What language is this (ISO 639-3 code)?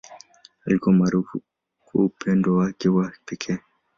swa